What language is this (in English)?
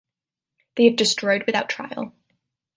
English